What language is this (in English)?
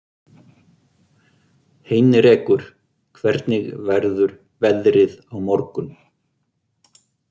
Icelandic